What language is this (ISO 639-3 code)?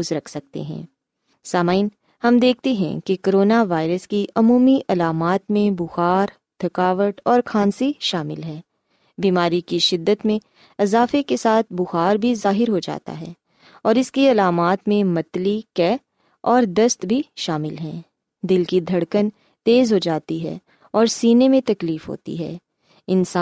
urd